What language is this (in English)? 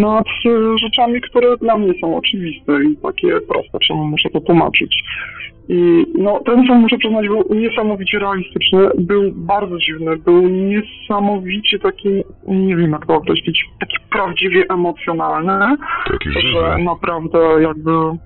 Polish